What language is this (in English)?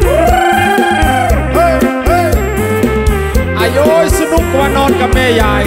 Thai